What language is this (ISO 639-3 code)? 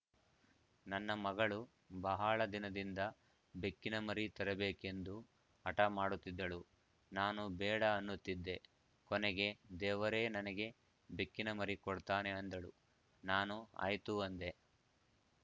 kan